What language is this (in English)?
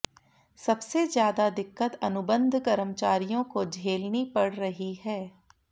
Hindi